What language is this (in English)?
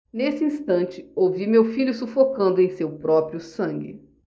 Portuguese